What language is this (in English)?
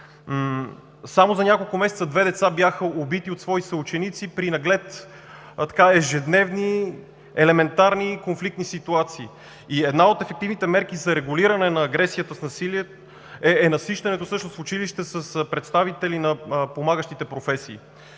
Bulgarian